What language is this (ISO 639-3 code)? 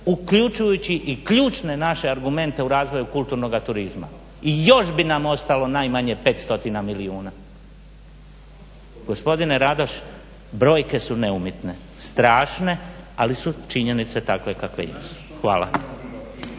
hrv